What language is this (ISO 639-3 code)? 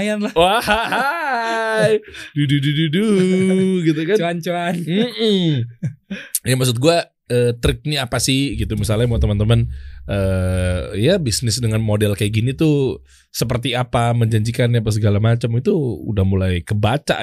ind